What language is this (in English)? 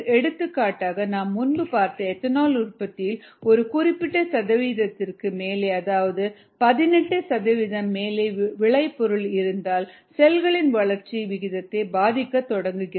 Tamil